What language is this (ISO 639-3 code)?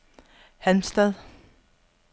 dan